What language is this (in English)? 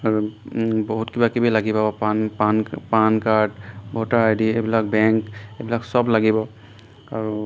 Assamese